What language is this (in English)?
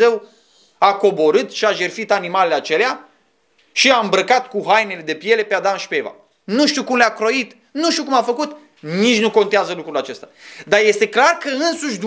Romanian